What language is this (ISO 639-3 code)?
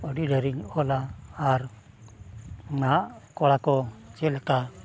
sat